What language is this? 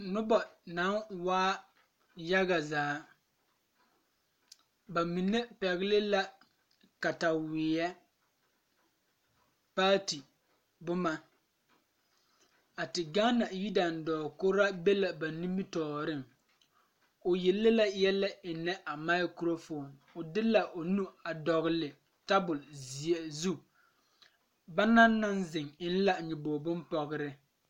Southern Dagaare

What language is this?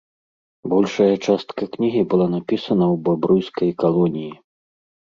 Belarusian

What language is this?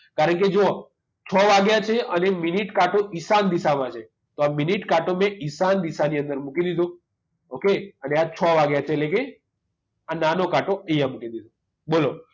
Gujarati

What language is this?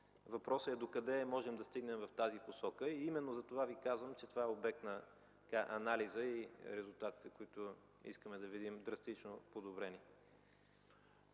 Bulgarian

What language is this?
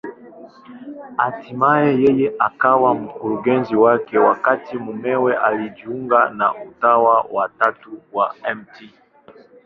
Swahili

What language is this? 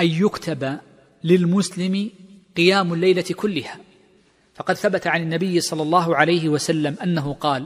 Arabic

